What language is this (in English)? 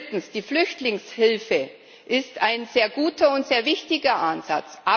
German